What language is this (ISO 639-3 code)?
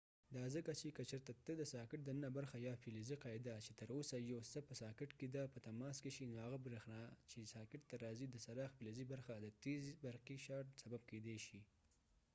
pus